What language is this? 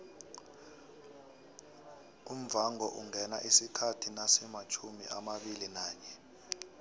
South Ndebele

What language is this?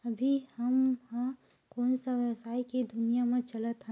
Chhattisgarhi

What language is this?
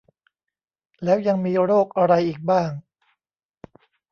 Thai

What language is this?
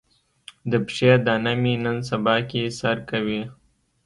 Pashto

